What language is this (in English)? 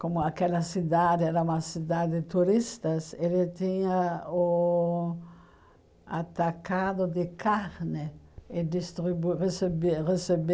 Portuguese